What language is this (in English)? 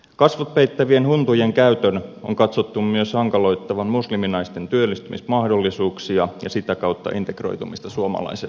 Finnish